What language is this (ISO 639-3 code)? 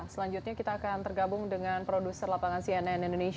ind